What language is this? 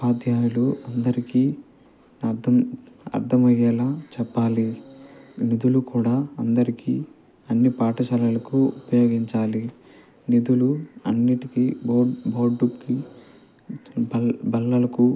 Telugu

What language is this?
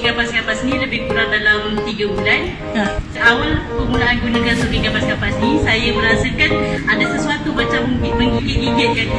Malay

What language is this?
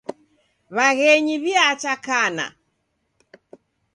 Taita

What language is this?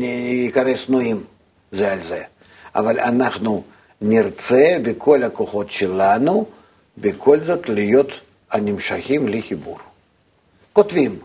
Hebrew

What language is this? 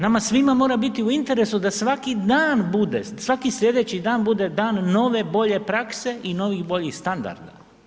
Croatian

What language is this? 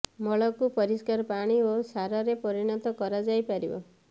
Odia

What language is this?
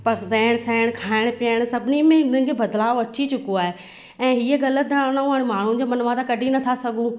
Sindhi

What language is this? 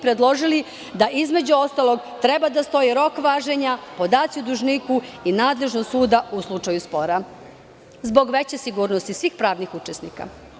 Serbian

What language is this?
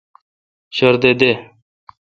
Kalkoti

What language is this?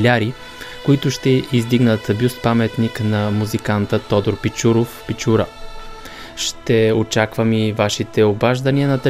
Bulgarian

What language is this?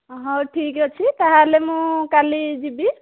Odia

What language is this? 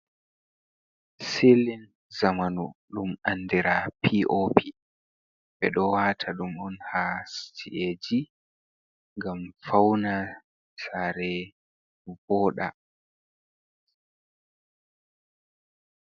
Fula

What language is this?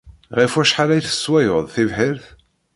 Kabyle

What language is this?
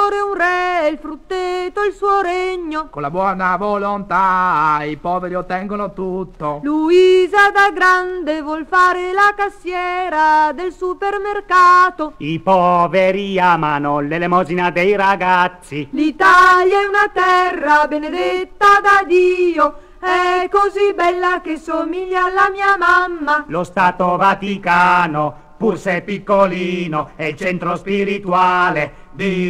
Italian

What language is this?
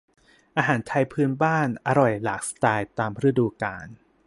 Thai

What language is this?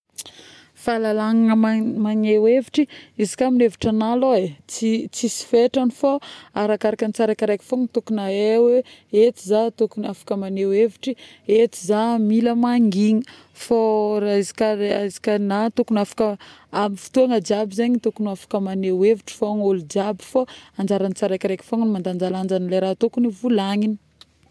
Northern Betsimisaraka Malagasy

